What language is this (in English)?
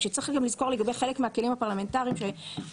Hebrew